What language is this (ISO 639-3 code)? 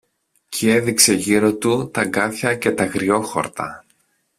ell